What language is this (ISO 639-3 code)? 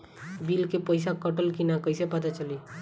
bho